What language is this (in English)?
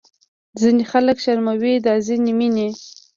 Pashto